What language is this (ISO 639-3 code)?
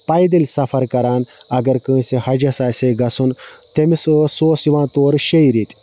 kas